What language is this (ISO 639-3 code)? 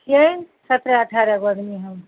mai